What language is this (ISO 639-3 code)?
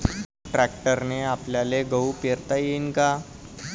mar